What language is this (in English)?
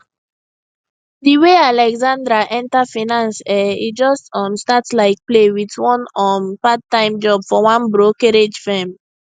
Nigerian Pidgin